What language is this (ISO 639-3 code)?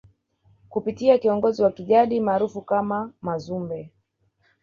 swa